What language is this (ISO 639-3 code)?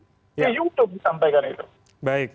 ind